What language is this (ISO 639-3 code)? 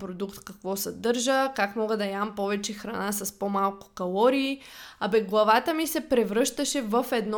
bul